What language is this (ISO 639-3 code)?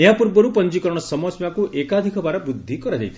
ori